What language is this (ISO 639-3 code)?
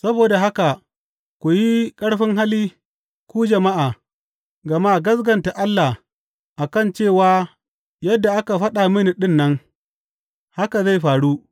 hau